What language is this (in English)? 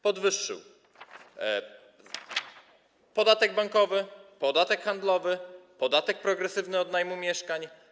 Polish